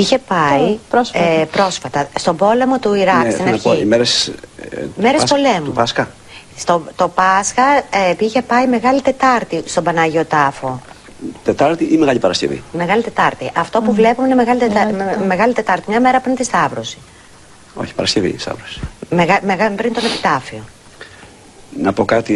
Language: Greek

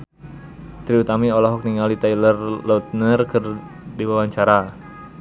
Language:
Sundanese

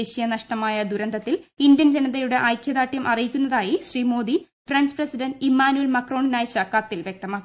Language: Malayalam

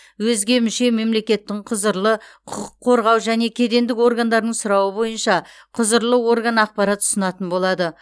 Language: Kazakh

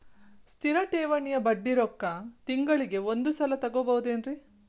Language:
Kannada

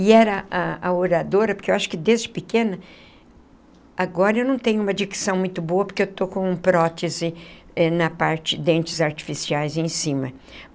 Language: Portuguese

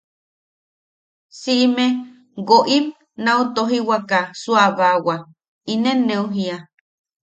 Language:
Yaqui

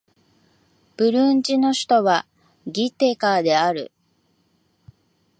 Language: Japanese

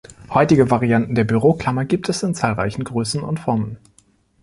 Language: German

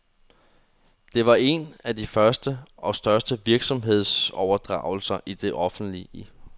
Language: Danish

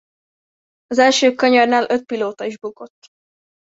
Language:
Hungarian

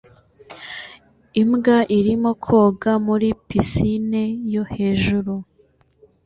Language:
Kinyarwanda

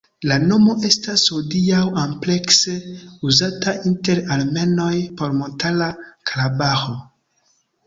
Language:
Esperanto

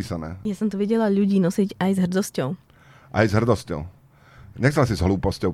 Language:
Slovak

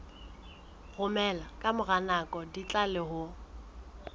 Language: Southern Sotho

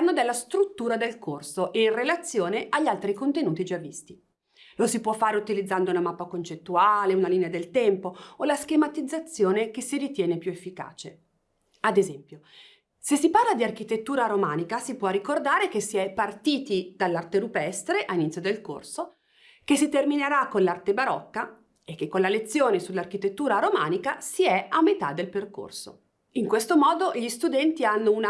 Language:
Italian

